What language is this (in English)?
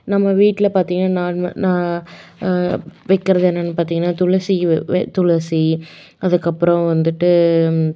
Tamil